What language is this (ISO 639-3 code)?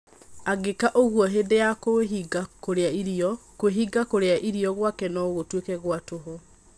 kik